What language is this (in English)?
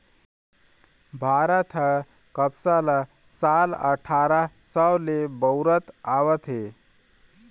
Chhattisgarhi